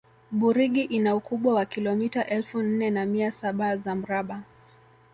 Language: Swahili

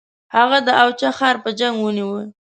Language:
Pashto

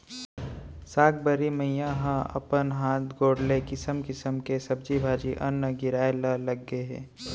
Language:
Chhattisgarhi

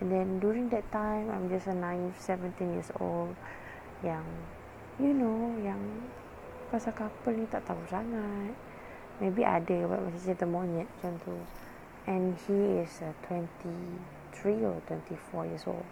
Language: Malay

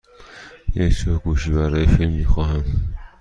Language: Persian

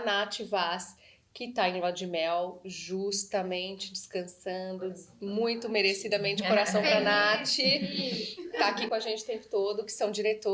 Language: Portuguese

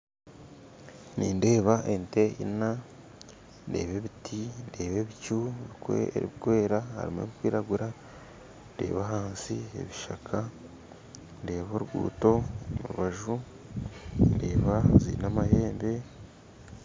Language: Nyankole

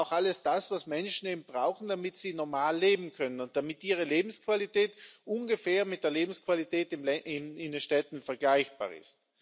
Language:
German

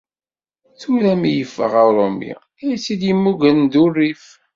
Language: Kabyle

